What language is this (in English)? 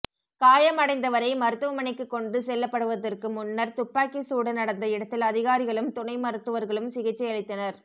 Tamil